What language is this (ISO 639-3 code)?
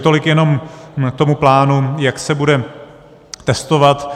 ces